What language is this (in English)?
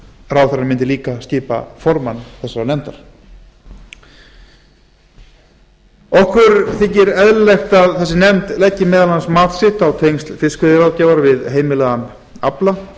Icelandic